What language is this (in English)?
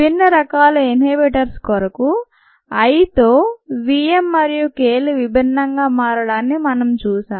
Telugu